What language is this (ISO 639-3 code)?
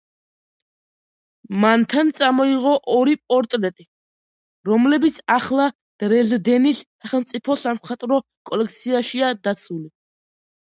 kat